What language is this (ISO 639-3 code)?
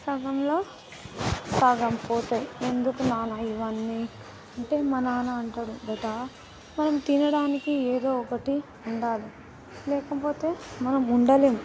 tel